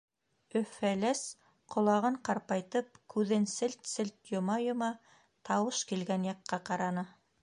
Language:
Bashkir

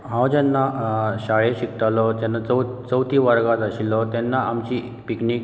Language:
Konkani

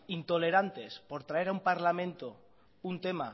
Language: Spanish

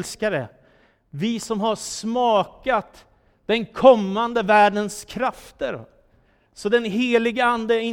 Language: Swedish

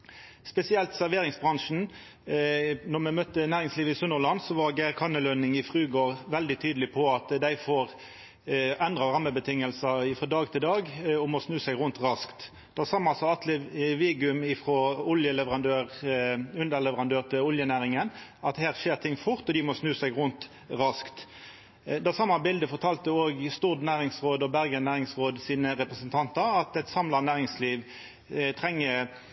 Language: Norwegian Nynorsk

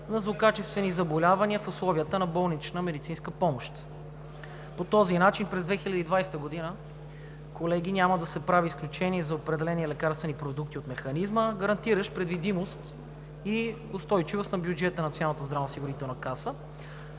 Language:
Bulgarian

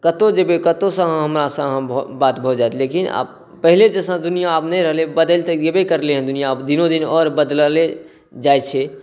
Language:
Maithili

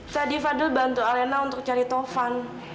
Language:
Indonesian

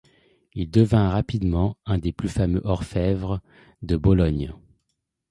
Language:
French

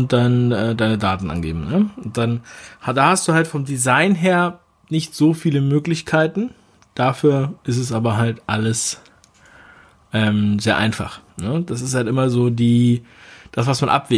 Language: German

